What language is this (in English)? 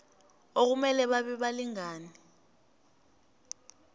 South Ndebele